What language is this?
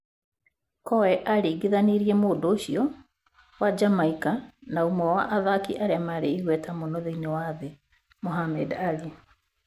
Kikuyu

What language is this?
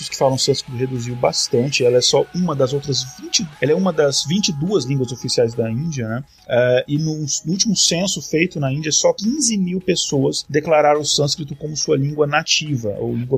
Portuguese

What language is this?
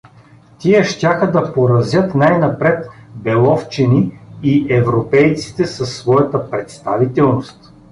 Bulgarian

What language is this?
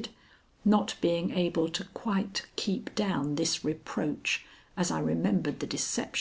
English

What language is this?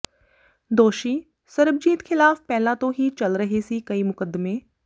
Punjabi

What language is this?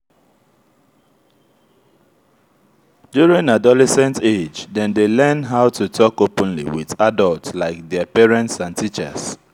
Nigerian Pidgin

